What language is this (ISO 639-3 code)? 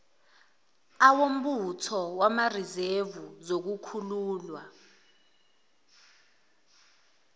zul